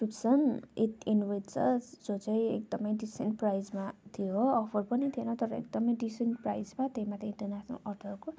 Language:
Nepali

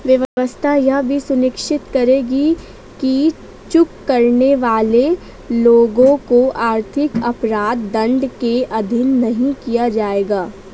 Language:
Hindi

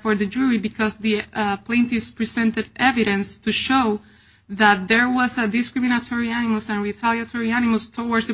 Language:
English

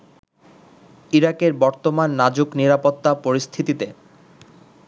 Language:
Bangla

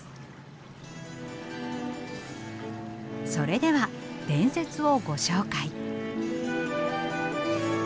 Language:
Japanese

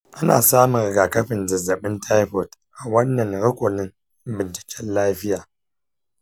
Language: Hausa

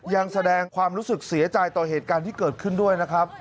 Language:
Thai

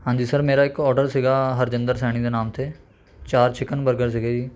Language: Punjabi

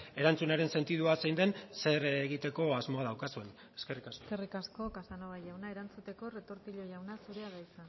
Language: Basque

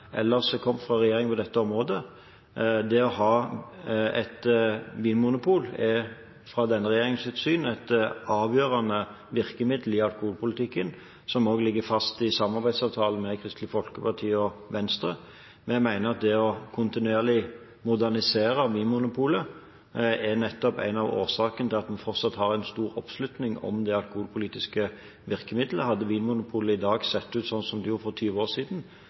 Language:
Norwegian Bokmål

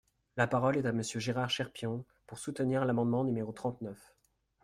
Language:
French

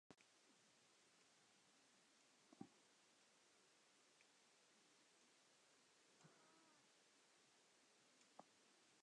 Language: Finnish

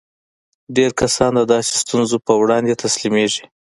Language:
Pashto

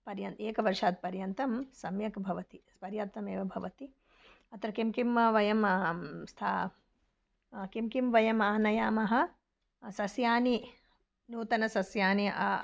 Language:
Sanskrit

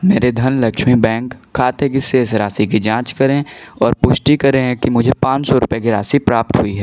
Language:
Hindi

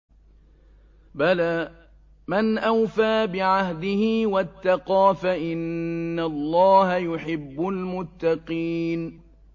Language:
Arabic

